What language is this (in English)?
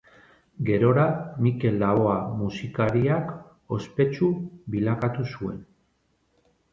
Basque